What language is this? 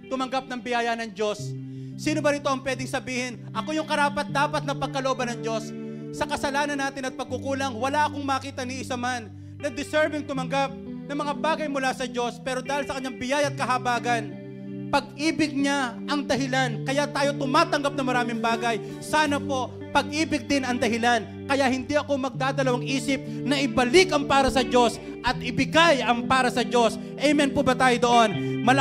Filipino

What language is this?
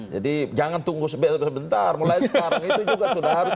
Indonesian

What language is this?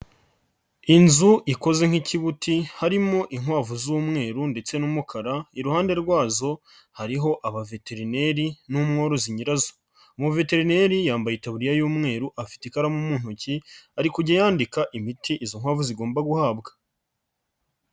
Kinyarwanda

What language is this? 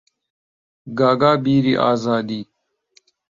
Central Kurdish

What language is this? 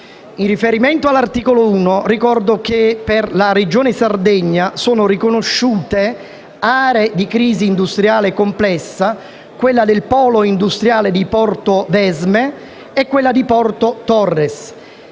Italian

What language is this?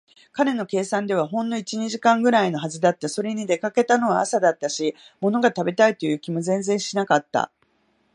Japanese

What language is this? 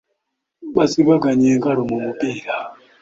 Ganda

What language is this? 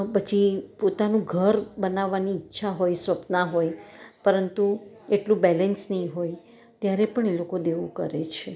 Gujarati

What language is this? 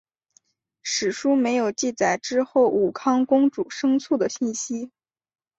Chinese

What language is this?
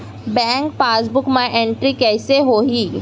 Chhattisgarhi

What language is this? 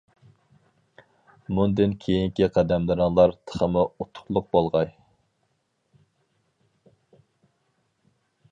Uyghur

